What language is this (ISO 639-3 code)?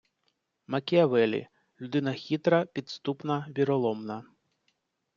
ukr